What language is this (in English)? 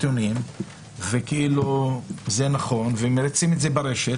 Hebrew